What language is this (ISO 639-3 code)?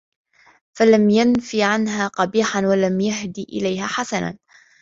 ara